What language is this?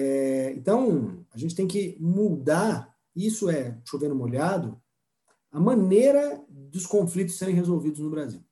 Portuguese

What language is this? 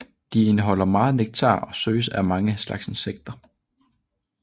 Danish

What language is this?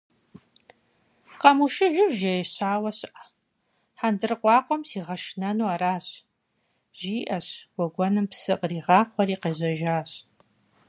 Kabardian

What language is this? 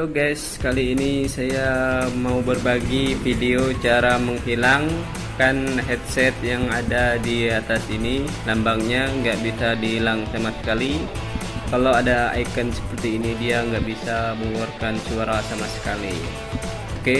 Indonesian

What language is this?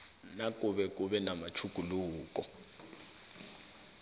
South Ndebele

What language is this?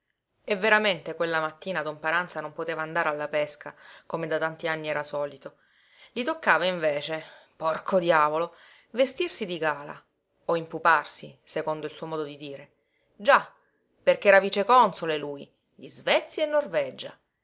Italian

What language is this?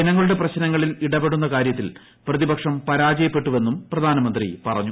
Malayalam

